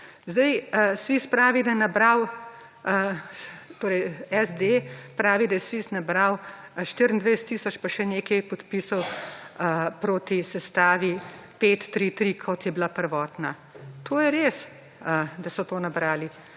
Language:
Slovenian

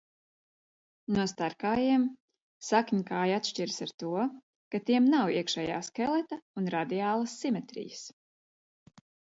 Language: Latvian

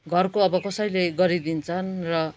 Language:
Nepali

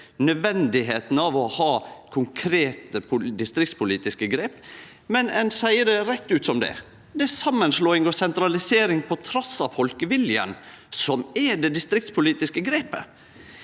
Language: Norwegian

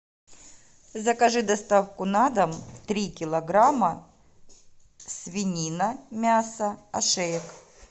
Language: Russian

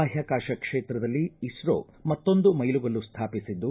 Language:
Kannada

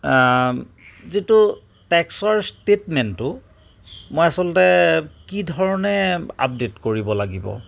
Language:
Assamese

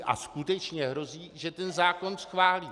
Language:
Czech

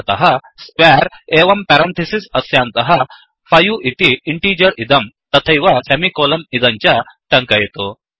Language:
Sanskrit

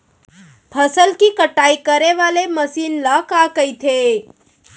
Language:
Chhattisgarhi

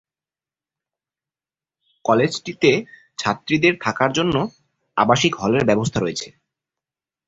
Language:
Bangla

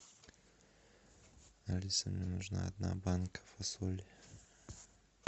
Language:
Russian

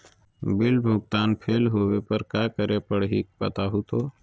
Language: Magahi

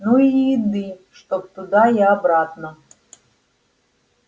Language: Russian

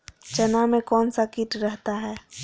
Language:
Magahi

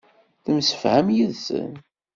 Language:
Kabyle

